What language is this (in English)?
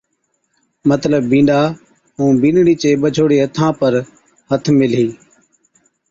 Od